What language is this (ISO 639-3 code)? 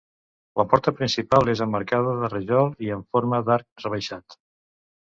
cat